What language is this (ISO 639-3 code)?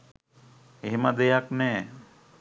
sin